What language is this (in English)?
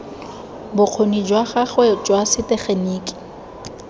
Tswana